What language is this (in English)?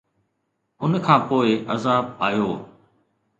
Sindhi